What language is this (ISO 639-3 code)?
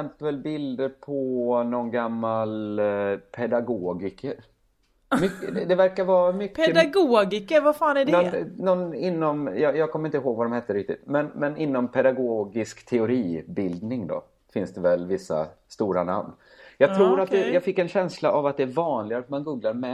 swe